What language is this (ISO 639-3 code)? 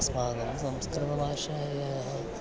san